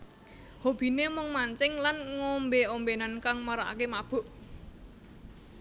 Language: Javanese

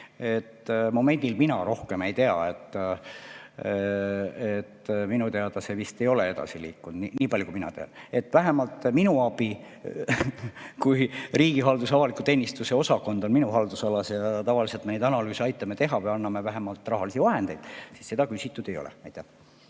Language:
Estonian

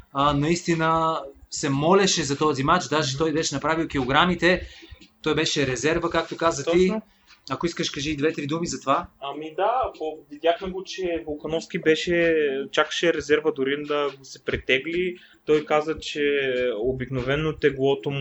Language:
Bulgarian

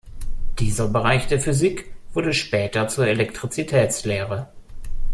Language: German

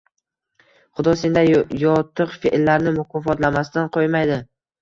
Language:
Uzbek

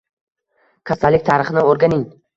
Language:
Uzbek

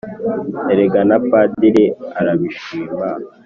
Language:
Kinyarwanda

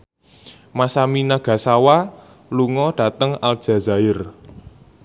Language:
Javanese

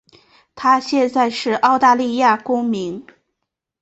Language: Chinese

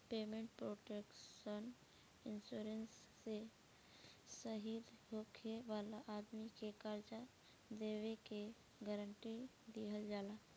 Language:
Bhojpuri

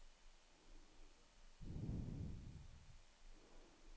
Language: Norwegian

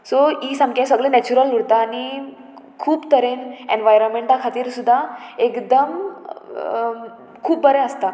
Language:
Konkani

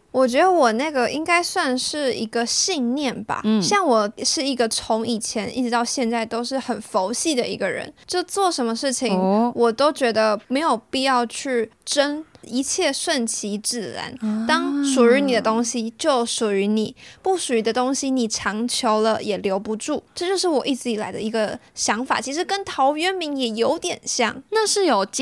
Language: Chinese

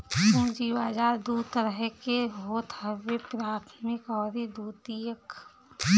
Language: Bhojpuri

